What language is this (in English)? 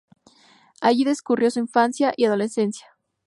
Spanish